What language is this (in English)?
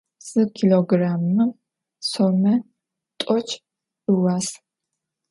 Adyghe